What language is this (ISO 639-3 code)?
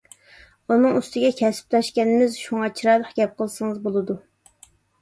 uig